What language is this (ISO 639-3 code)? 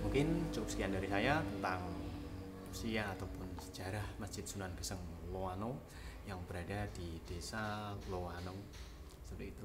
ind